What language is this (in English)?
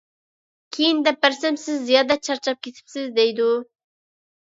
Uyghur